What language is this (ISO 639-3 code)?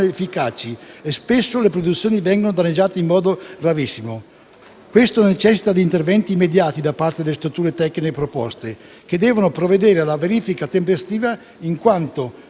ita